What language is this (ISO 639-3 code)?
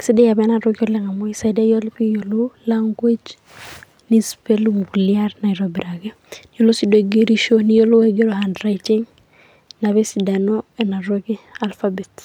mas